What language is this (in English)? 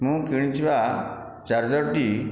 Odia